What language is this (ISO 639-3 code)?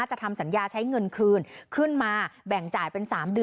tha